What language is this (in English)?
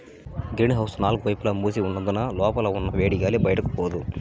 Telugu